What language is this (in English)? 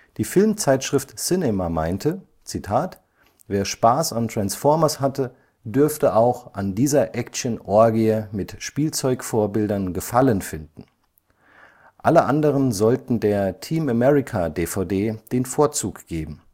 German